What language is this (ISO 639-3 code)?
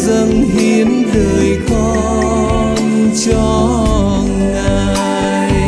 vie